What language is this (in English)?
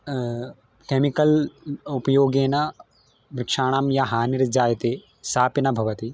Sanskrit